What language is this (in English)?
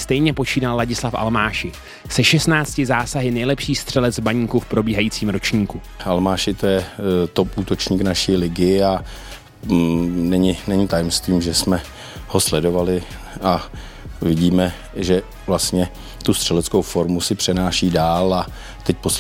Czech